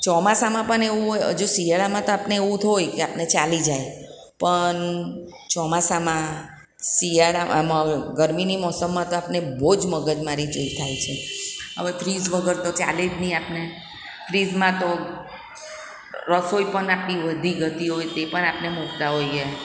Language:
Gujarati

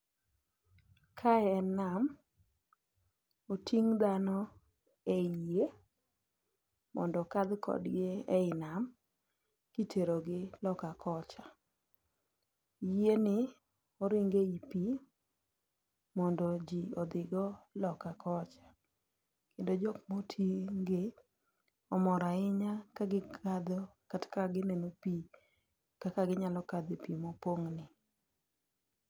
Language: Luo (Kenya and Tanzania)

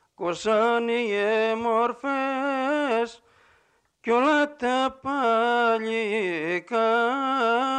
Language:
Greek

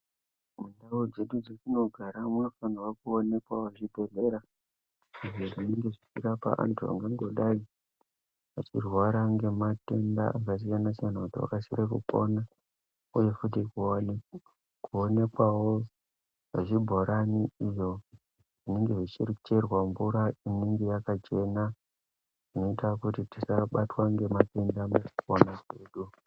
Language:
Ndau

